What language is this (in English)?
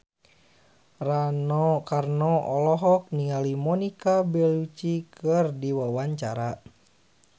Sundanese